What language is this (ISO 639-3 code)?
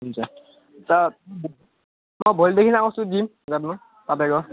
nep